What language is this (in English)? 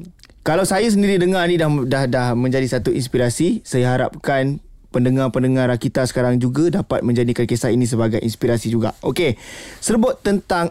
Malay